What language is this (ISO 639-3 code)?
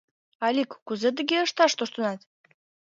chm